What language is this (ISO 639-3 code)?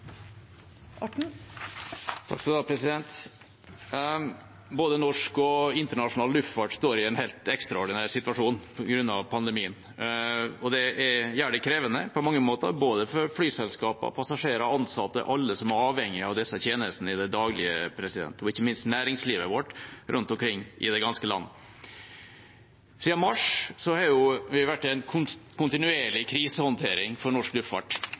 nob